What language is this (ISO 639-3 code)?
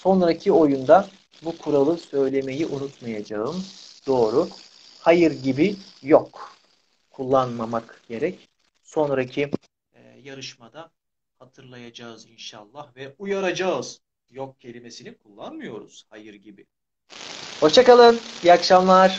tur